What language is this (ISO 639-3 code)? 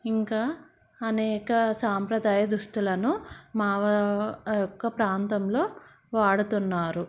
tel